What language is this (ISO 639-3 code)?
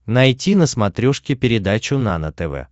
rus